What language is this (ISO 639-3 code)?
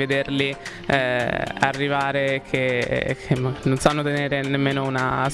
ita